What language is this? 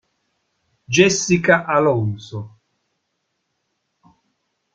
Italian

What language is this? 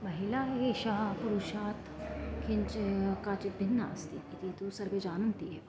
Sanskrit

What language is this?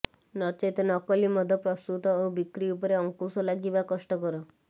Odia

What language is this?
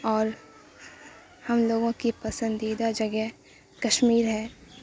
Urdu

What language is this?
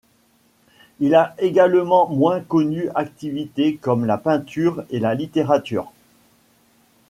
French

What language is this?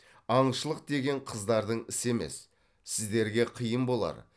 Kazakh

